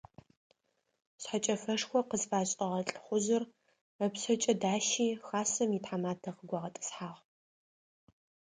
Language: Adyghe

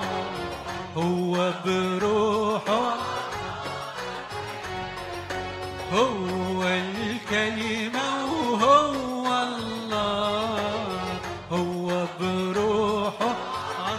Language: Arabic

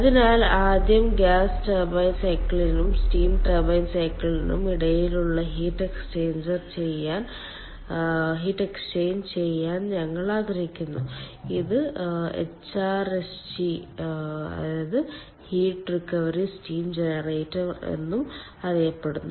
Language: Malayalam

